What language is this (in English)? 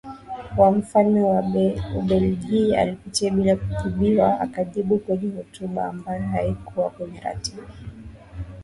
Swahili